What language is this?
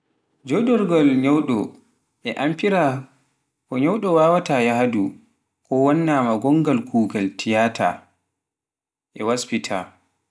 Pular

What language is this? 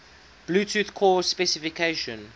English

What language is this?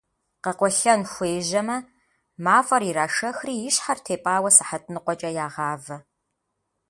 Kabardian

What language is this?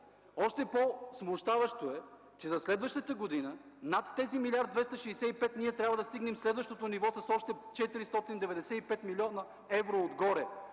Bulgarian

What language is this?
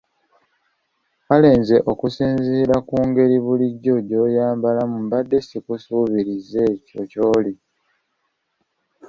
Ganda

